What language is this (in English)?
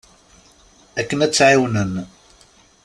Kabyle